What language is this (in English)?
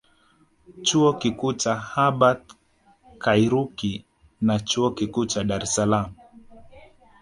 Swahili